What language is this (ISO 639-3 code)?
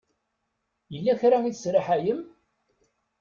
kab